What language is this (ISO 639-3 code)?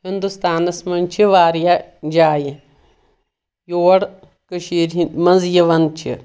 kas